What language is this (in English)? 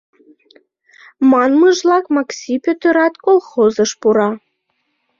Mari